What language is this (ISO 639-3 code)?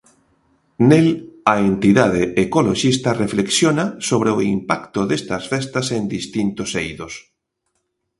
glg